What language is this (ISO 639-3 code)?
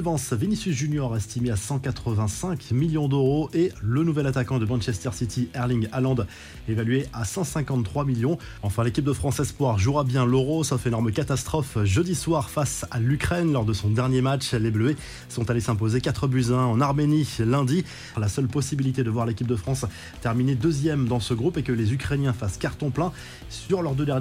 fra